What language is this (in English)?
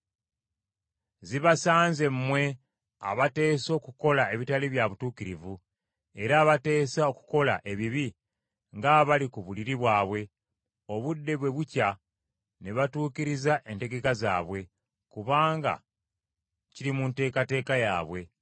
Ganda